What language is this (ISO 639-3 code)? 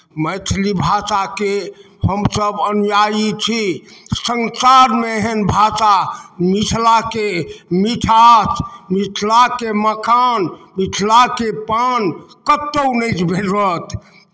mai